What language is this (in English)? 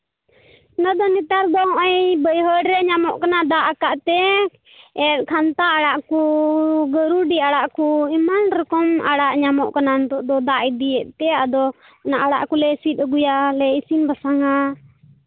Santali